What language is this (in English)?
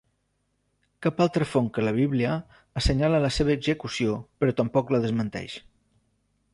Catalan